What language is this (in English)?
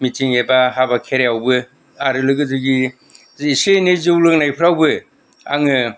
Bodo